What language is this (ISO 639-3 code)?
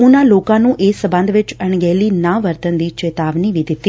pan